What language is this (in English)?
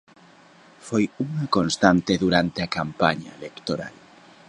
Galician